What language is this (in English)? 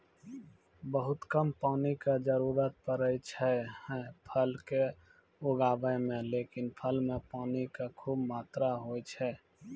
Maithili